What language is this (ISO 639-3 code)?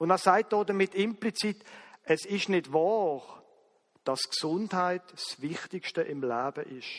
deu